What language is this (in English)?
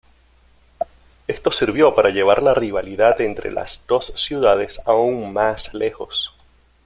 Spanish